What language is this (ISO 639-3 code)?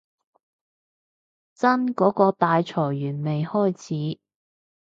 yue